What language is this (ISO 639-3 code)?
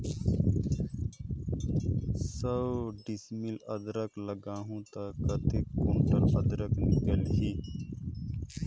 hne